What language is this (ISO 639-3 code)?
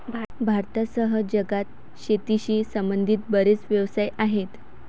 mar